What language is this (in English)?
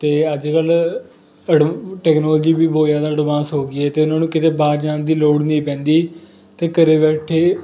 Punjabi